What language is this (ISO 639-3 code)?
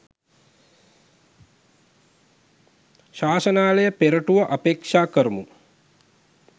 sin